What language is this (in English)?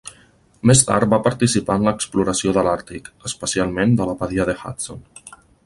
Catalan